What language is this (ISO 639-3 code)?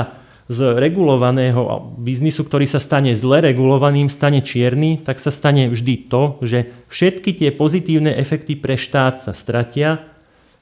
slk